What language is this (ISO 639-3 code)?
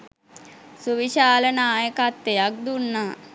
sin